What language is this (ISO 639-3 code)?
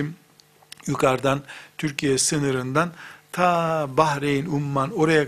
tur